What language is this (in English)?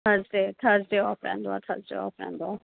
Sindhi